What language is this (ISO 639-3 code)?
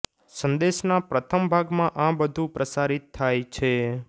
guj